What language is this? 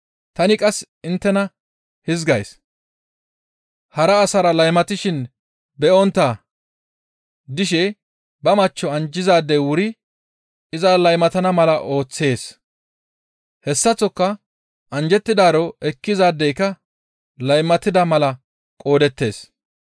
Gamo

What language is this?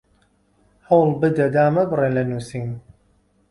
Central Kurdish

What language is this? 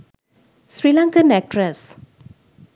Sinhala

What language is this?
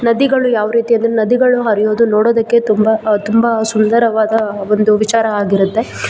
Kannada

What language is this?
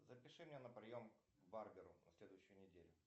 Russian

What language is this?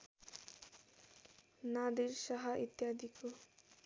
Nepali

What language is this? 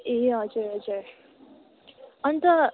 Nepali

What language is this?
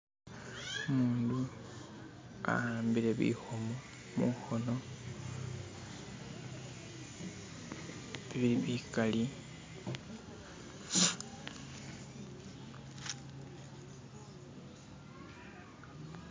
Masaaba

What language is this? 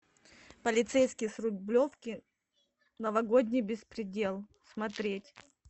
Russian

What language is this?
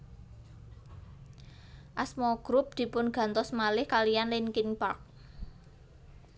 Javanese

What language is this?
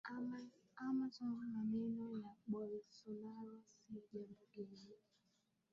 Swahili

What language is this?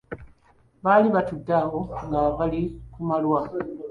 Ganda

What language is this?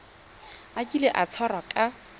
Tswana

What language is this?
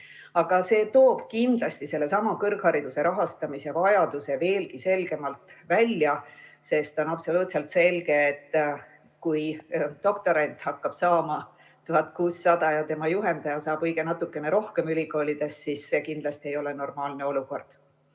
Estonian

